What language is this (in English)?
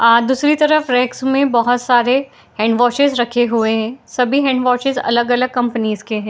Hindi